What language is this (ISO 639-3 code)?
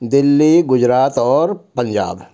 urd